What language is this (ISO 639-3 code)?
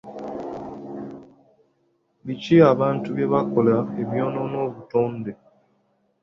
lug